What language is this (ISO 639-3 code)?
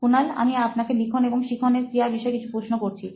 ben